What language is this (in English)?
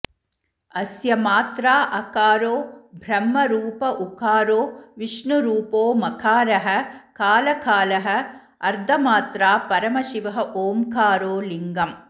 Sanskrit